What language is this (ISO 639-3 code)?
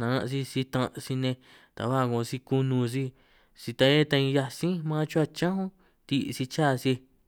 trq